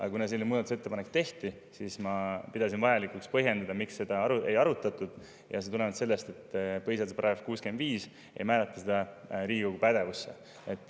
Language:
Estonian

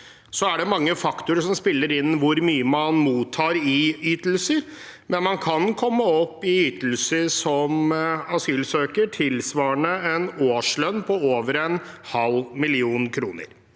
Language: Norwegian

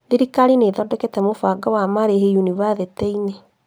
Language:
Kikuyu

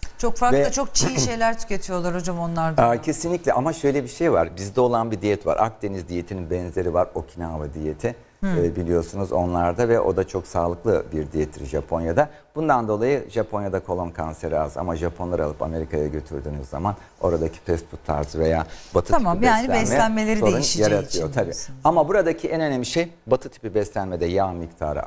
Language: Turkish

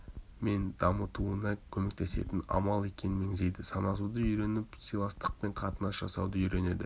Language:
Kazakh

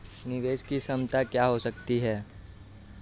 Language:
Hindi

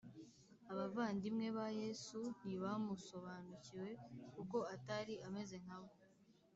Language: Kinyarwanda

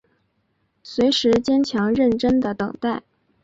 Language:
Chinese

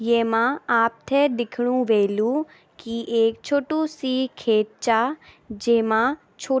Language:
Garhwali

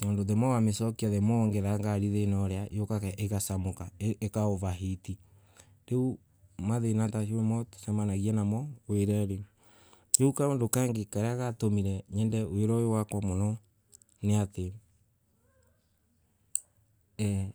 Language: Embu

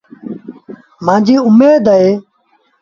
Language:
Sindhi Bhil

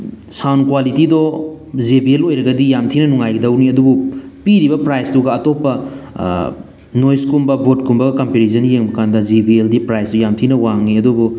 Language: Manipuri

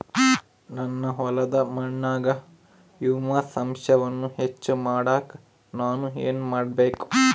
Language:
Kannada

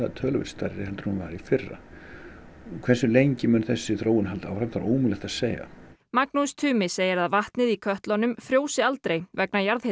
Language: Icelandic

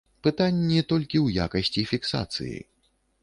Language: Belarusian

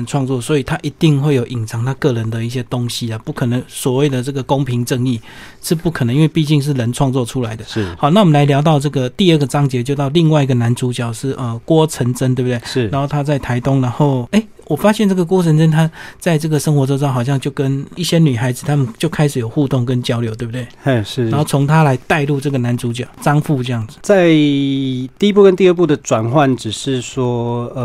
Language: Chinese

